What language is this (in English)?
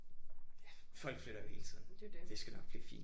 Danish